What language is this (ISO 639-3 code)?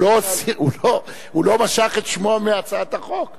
heb